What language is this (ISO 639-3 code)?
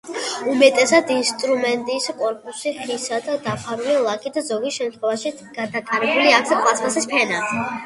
kat